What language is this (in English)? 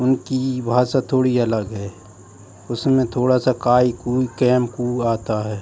Hindi